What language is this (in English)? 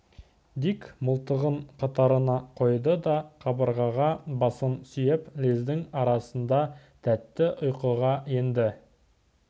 Kazakh